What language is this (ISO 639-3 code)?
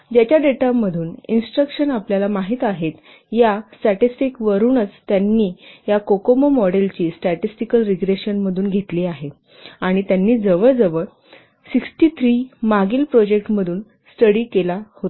mar